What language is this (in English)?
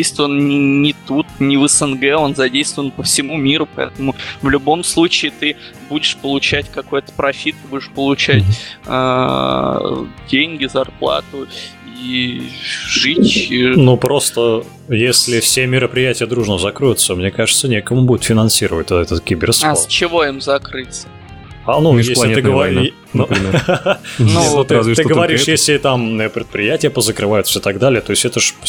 Russian